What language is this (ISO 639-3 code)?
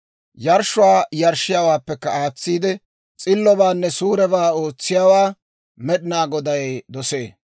dwr